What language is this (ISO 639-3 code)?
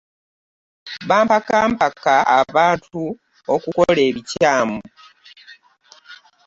lug